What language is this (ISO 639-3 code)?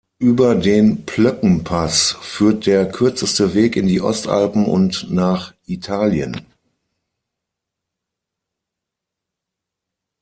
deu